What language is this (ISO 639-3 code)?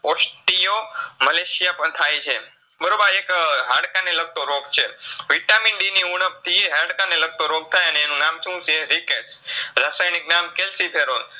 guj